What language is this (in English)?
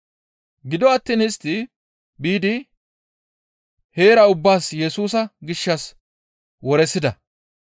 Gamo